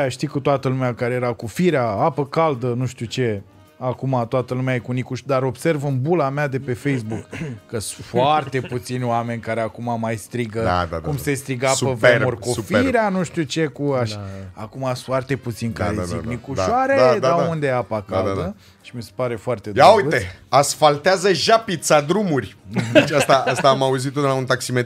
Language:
Romanian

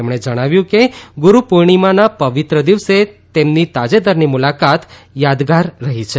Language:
Gujarati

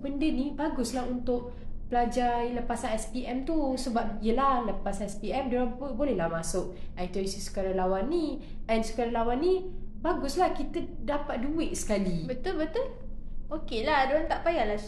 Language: Malay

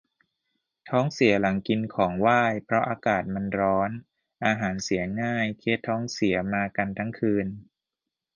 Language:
Thai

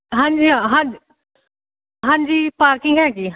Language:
Punjabi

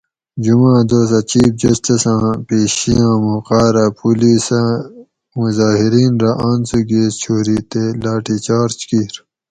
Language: Gawri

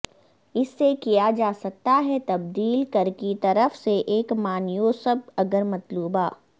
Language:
Urdu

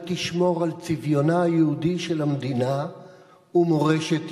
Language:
Hebrew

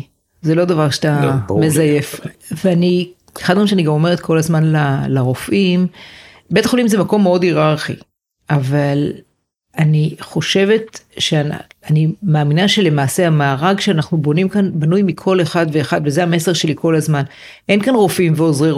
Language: Hebrew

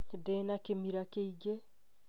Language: Kikuyu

